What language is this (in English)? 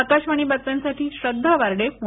Marathi